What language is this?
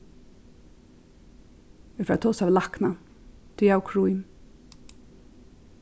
Faroese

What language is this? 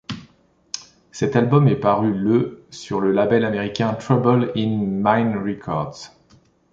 French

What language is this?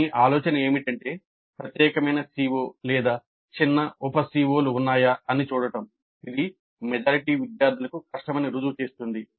Telugu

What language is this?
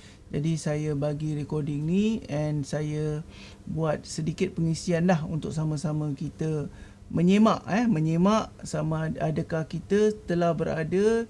Malay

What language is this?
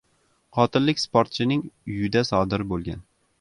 Uzbek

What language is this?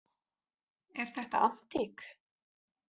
Icelandic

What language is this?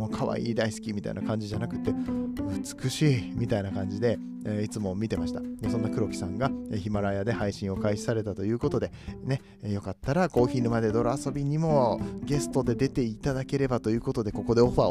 Japanese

